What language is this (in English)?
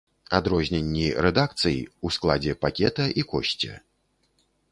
Belarusian